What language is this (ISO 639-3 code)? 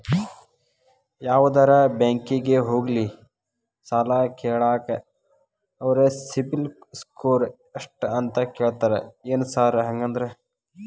kan